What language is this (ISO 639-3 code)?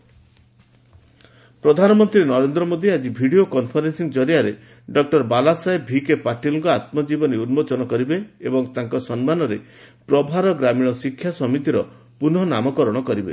ori